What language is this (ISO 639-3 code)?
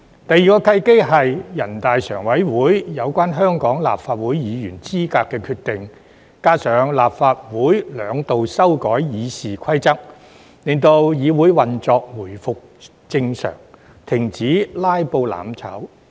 yue